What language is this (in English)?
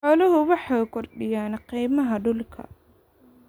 Somali